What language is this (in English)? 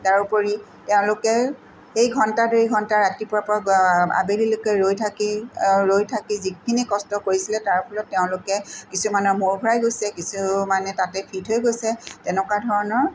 Assamese